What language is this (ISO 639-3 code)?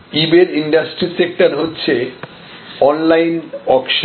ben